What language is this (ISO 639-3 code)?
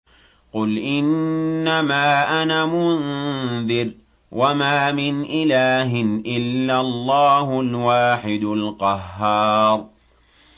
ara